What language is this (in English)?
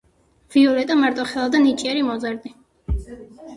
Georgian